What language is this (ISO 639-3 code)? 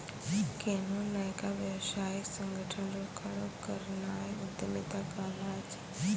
mai